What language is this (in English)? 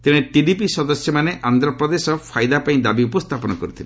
Odia